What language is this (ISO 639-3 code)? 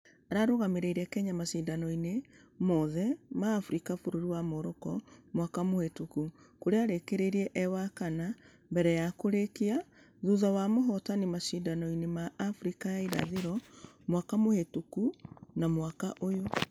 kik